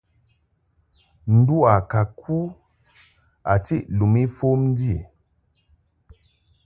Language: Mungaka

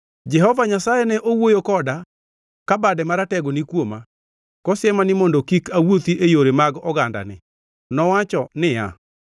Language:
Luo (Kenya and Tanzania)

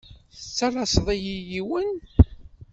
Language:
Kabyle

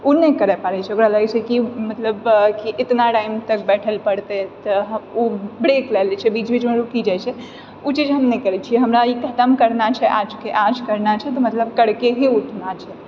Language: Maithili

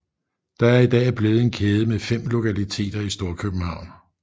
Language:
Danish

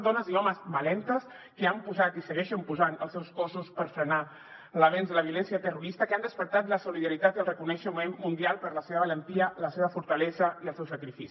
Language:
Catalan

